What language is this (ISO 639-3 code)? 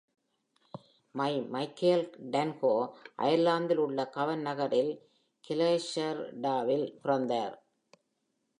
tam